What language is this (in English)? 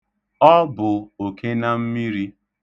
Igbo